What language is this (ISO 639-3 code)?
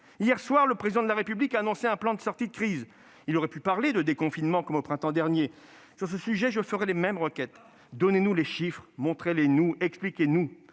fra